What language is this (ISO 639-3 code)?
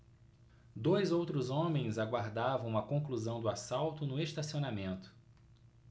por